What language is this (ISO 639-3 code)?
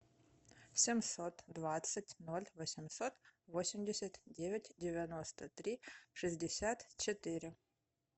rus